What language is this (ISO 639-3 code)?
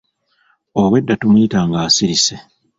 lug